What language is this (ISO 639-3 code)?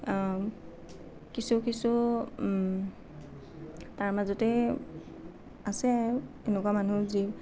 asm